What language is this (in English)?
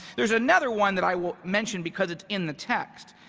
English